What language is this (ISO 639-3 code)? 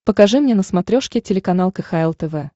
rus